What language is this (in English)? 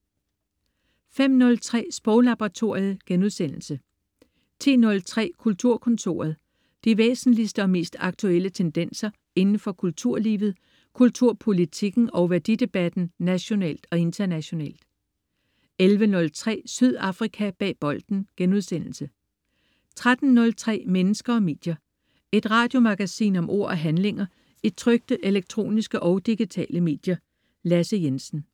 Danish